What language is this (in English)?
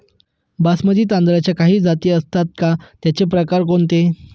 Marathi